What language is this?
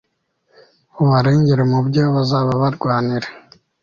Kinyarwanda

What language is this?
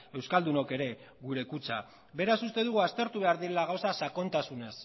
Basque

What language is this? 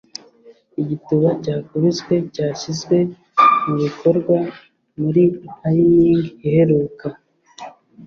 Kinyarwanda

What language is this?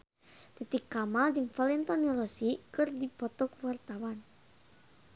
Sundanese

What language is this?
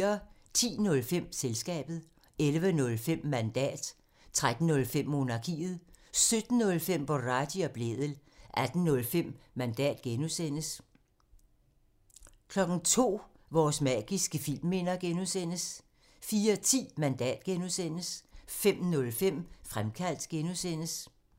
Danish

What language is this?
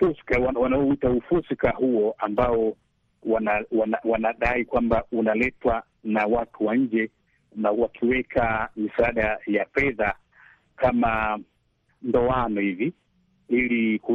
Swahili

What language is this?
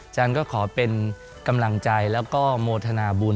Thai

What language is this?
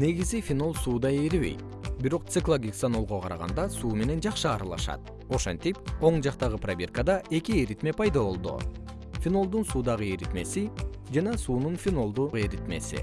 Kyrgyz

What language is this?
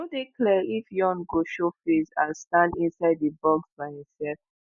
Nigerian Pidgin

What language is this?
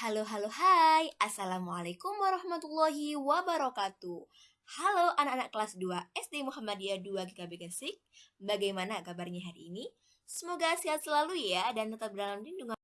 Indonesian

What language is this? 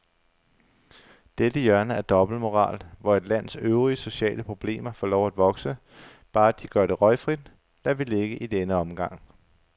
Danish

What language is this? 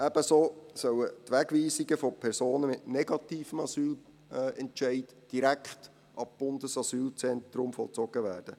Swiss German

